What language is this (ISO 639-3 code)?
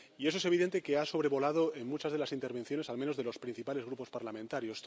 spa